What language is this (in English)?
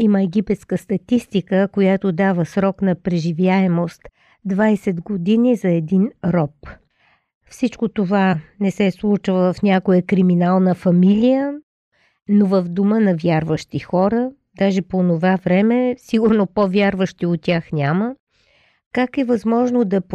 Bulgarian